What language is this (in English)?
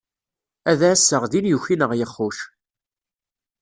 Kabyle